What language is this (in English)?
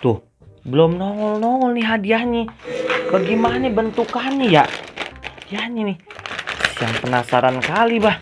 Indonesian